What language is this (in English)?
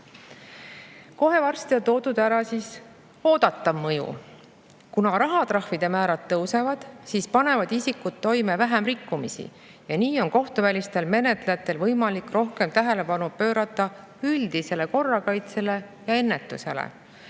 Estonian